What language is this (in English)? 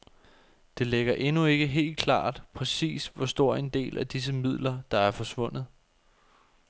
Danish